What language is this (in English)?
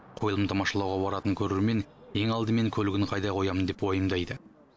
Kazakh